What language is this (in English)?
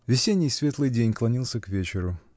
Russian